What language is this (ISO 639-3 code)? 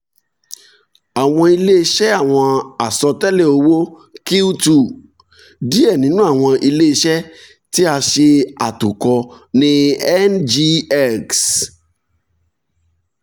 yor